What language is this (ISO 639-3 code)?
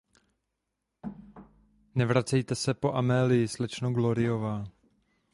ces